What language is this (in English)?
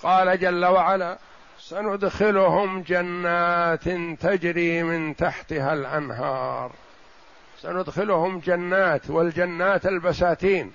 Arabic